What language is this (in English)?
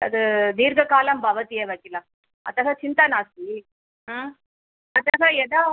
Sanskrit